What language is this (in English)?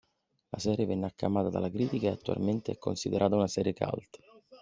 Italian